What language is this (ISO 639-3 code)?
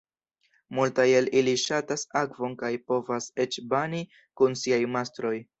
epo